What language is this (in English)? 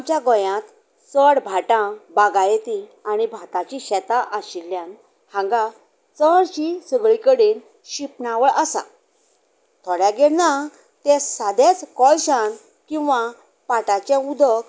Konkani